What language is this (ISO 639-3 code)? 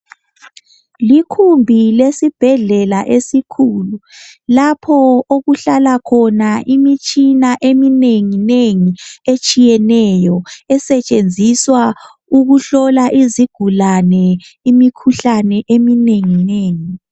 nde